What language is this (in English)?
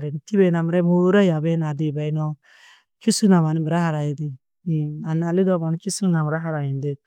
Tedaga